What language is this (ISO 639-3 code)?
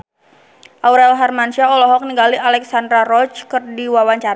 sun